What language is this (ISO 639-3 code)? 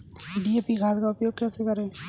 hin